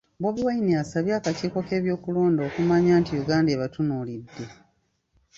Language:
Ganda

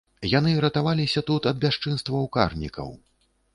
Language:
Belarusian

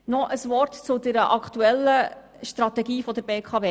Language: Swiss German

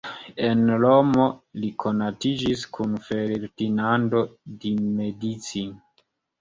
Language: Esperanto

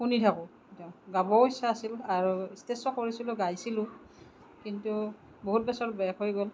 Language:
Assamese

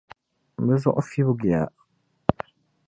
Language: Dagbani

